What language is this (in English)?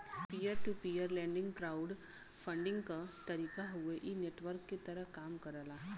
Bhojpuri